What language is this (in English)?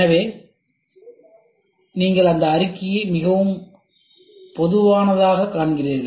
Tamil